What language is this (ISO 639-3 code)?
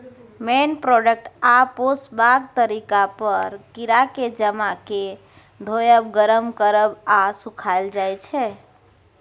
mai